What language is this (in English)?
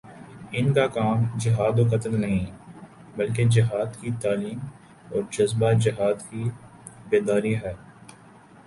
Urdu